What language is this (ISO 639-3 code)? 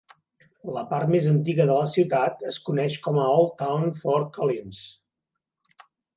cat